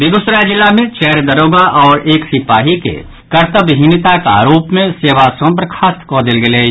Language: Maithili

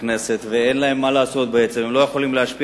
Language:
Hebrew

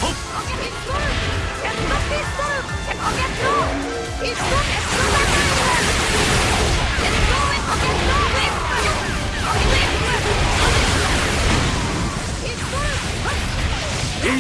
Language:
Japanese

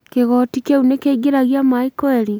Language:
Kikuyu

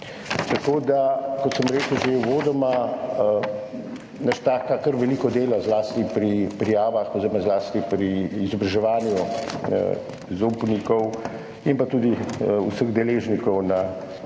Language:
Slovenian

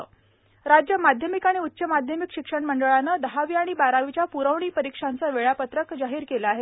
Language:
Marathi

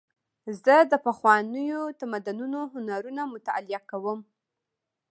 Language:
Pashto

